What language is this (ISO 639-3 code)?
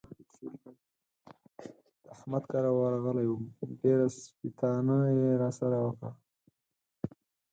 pus